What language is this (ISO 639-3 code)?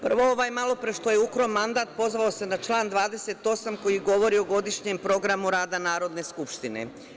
srp